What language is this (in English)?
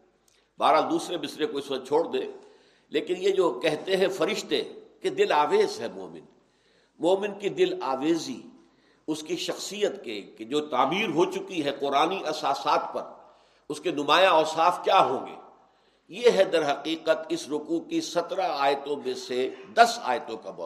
Urdu